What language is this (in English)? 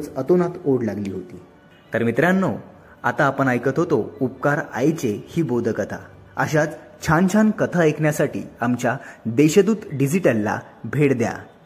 Marathi